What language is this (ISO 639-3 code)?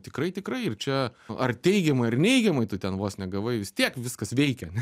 lit